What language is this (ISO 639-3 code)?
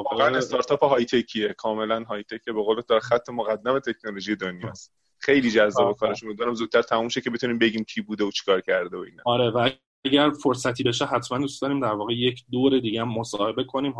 fas